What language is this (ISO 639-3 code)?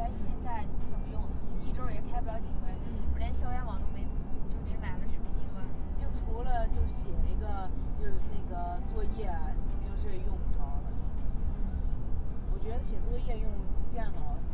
zho